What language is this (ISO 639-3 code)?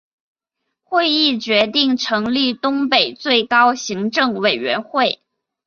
zho